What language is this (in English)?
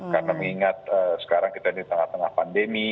Indonesian